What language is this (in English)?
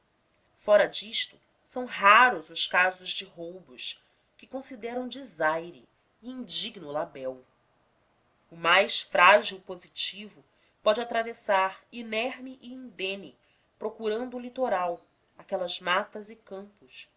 Portuguese